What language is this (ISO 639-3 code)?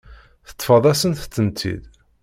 kab